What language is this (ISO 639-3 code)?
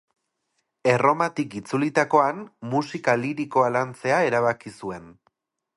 eus